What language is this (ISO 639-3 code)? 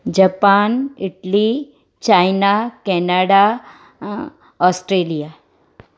snd